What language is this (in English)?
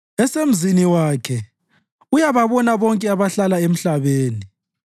North Ndebele